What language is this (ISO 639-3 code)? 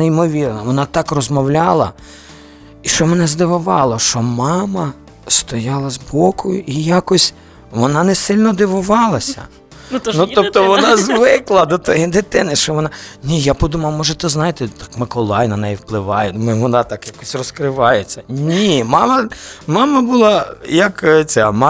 ukr